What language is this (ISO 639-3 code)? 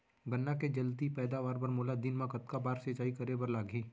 hne